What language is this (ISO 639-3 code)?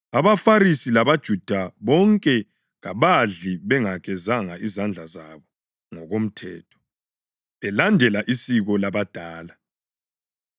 nde